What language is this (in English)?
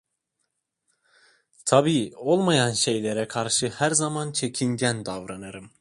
Turkish